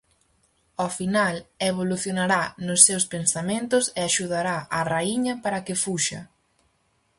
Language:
Galician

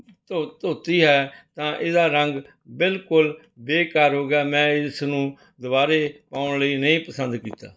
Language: Punjabi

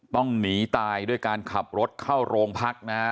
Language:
Thai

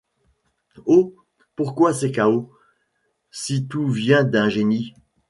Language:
French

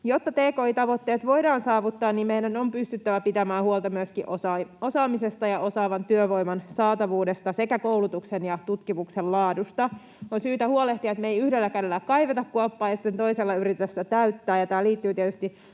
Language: Finnish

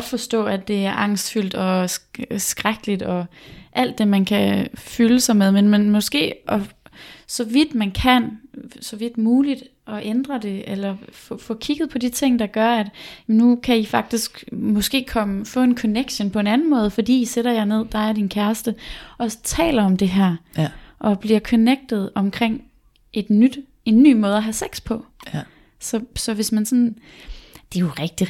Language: Danish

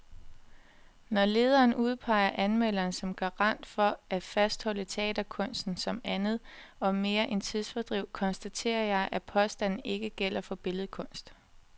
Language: Danish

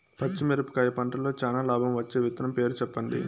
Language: Telugu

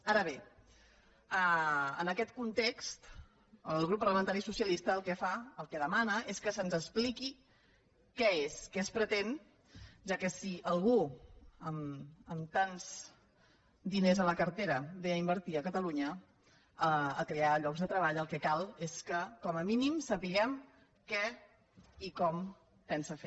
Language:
Catalan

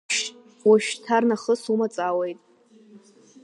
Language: Abkhazian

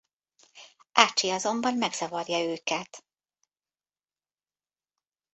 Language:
Hungarian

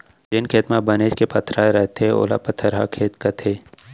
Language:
Chhattisgarhi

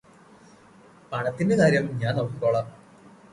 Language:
Malayalam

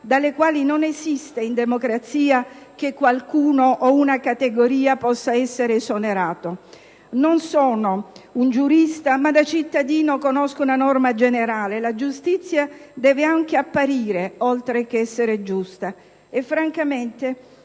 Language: Italian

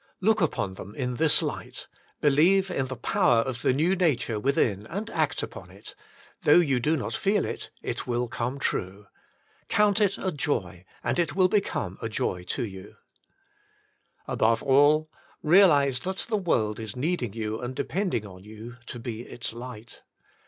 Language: English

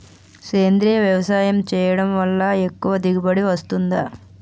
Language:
Telugu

